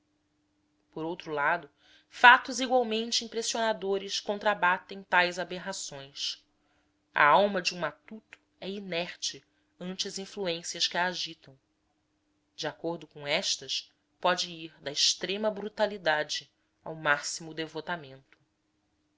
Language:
Portuguese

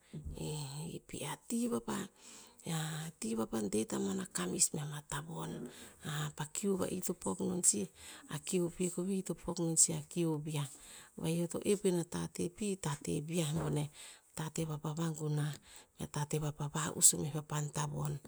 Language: Tinputz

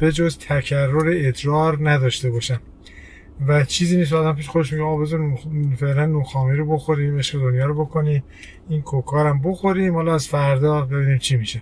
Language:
Persian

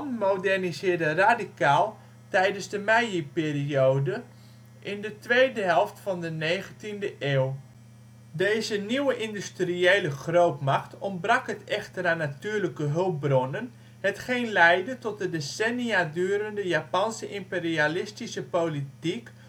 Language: Dutch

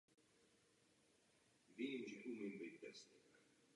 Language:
Czech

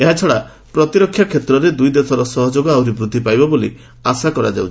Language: Odia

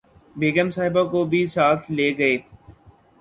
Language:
Urdu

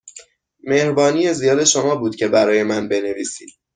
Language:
Persian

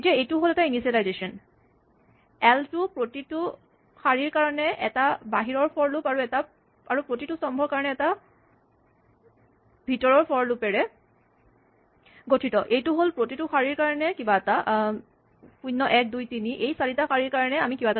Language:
Assamese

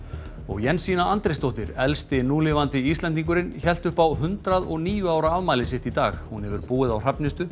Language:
Icelandic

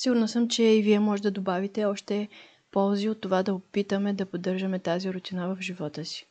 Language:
Bulgarian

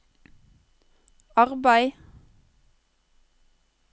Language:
Norwegian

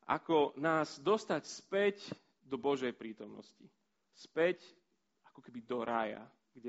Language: Slovak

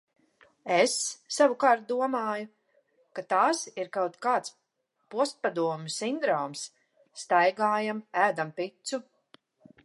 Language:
Latvian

